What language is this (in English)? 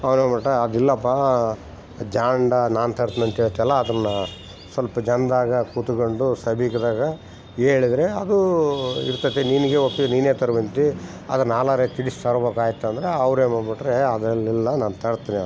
Kannada